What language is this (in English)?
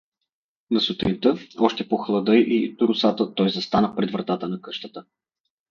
Bulgarian